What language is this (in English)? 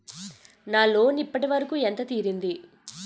Telugu